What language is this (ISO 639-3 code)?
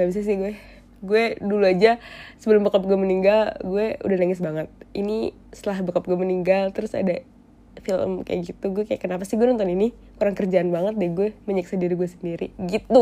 ind